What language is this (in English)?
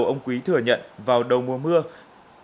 Vietnamese